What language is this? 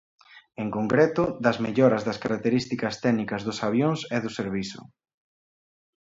Galician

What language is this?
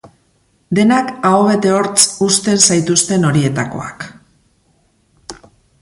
Basque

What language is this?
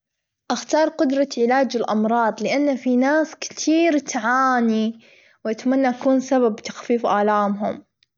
Gulf Arabic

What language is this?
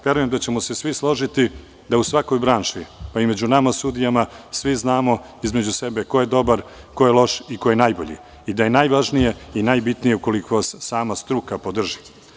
Serbian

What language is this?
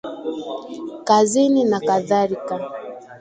Swahili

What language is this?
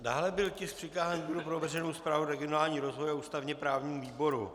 Czech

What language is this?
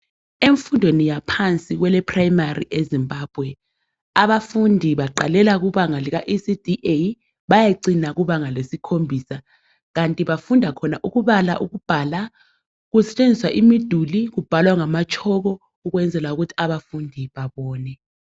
North Ndebele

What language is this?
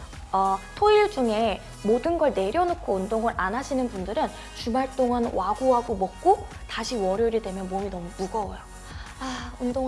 Korean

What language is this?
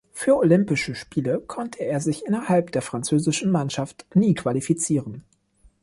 German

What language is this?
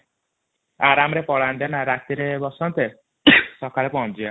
Odia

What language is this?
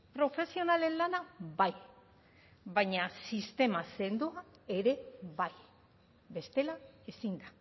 Basque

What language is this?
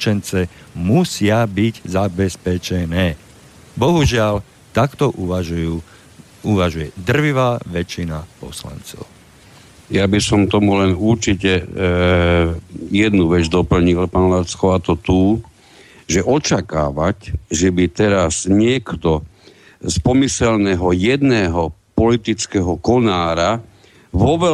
Slovak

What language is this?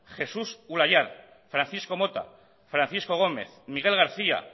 Basque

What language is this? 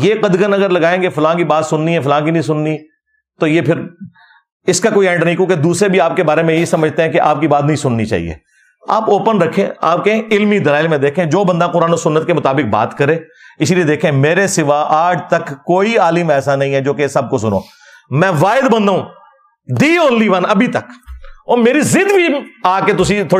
Urdu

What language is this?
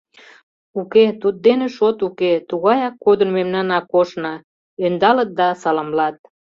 Mari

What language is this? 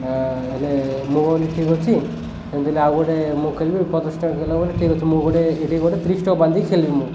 Odia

